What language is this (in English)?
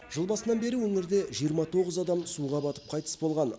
Kazakh